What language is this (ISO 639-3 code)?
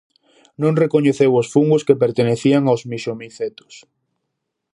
glg